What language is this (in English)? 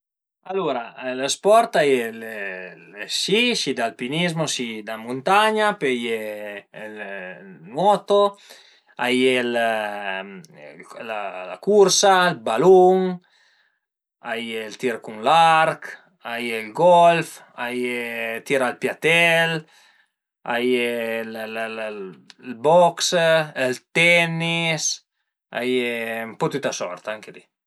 Piedmontese